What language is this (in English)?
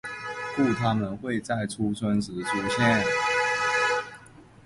Chinese